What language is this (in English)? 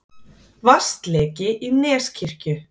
Icelandic